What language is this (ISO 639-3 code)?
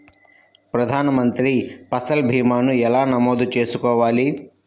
tel